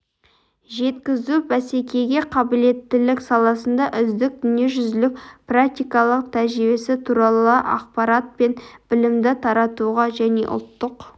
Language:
Kazakh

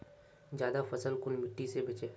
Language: Magahi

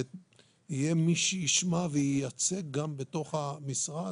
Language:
Hebrew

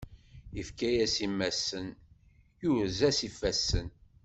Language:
Kabyle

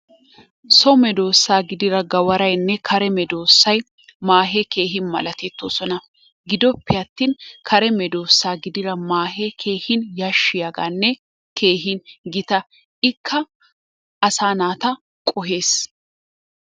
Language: Wolaytta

